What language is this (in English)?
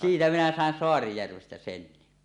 Finnish